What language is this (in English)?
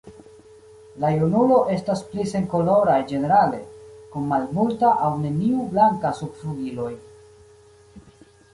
Esperanto